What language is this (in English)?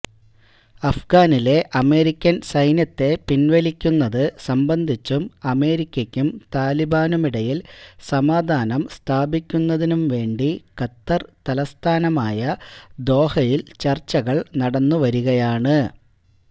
Malayalam